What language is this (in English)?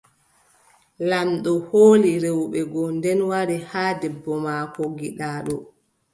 Adamawa Fulfulde